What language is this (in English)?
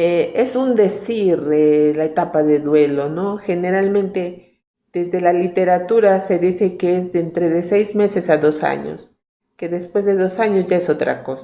Spanish